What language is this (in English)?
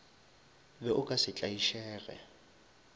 Northern Sotho